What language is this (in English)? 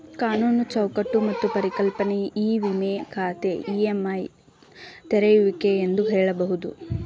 Kannada